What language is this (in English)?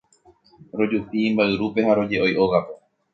Guarani